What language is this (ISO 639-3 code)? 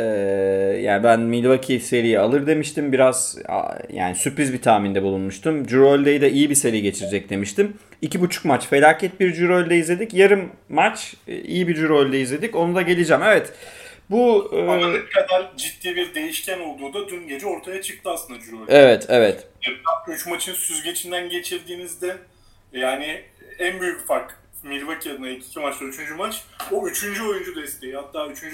tur